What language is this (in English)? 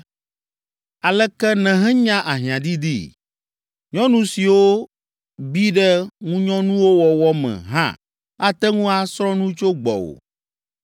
Ewe